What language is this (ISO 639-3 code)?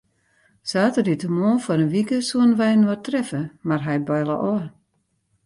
fry